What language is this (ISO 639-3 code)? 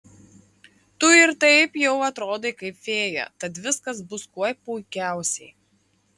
lit